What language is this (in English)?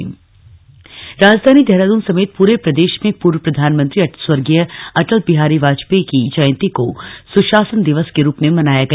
Hindi